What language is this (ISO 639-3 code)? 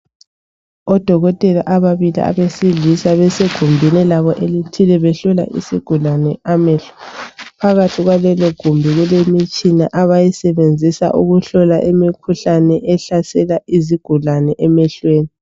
nde